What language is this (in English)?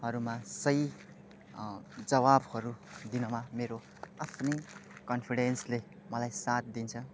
Nepali